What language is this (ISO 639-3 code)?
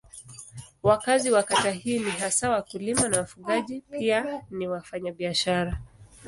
swa